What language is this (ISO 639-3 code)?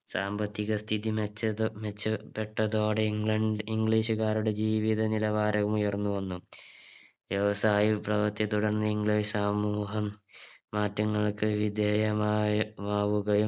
mal